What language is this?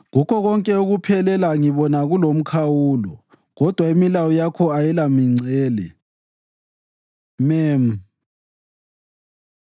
North Ndebele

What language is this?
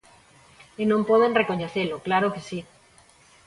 Galician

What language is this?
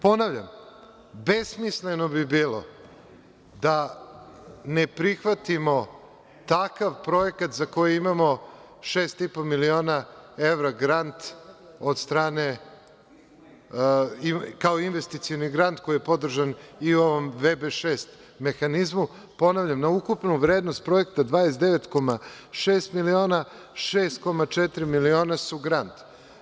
Serbian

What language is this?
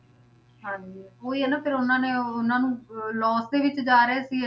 Punjabi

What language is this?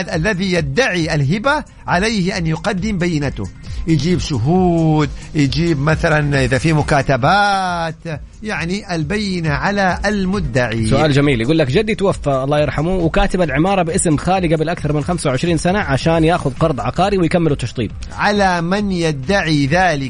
Arabic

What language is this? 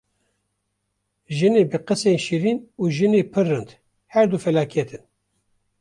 Kurdish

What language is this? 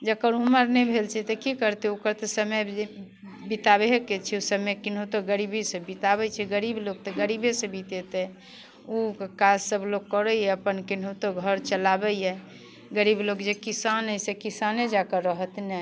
Maithili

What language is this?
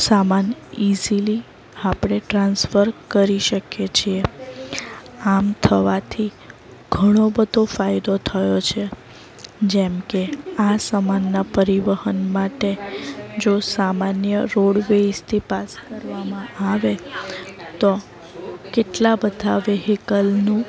Gujarati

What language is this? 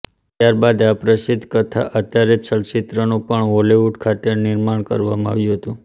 Gujarati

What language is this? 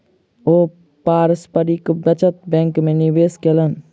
Maithili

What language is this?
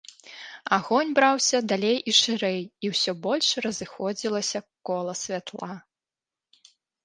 Belarusian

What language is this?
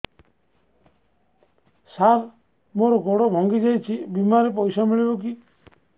Odia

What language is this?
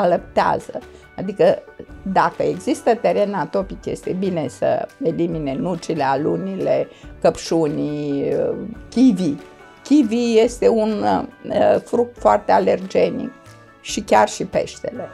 Romanian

